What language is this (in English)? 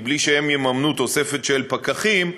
Hebrew